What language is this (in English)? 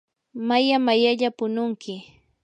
Yanahuanca Pasco Quechua